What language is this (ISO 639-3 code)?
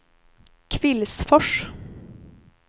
swe